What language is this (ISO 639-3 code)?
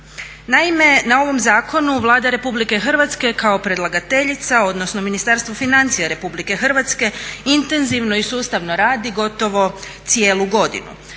hrv